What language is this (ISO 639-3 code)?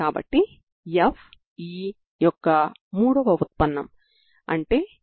tel